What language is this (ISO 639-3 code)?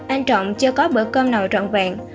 vie